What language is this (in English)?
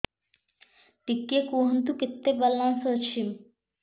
Odia